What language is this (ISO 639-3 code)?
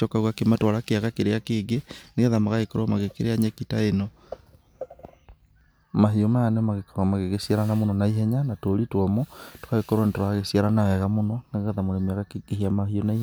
kik